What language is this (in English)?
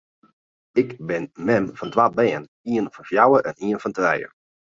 Western Frisian